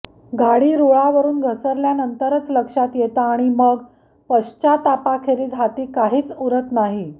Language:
Marathi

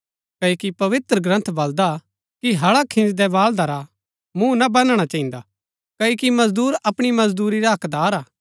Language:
Gaddi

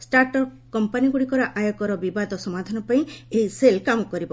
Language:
Odia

